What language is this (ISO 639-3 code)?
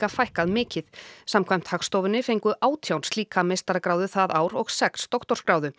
isl